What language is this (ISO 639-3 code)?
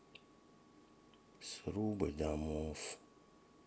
rus